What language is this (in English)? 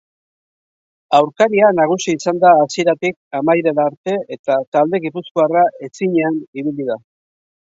Basque